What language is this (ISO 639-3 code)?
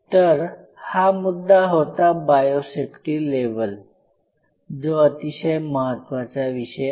mar